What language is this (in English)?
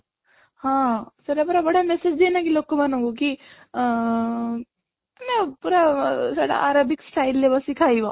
Odia